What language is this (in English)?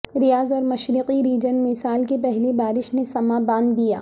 Urdu